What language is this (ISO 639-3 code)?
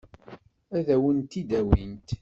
kab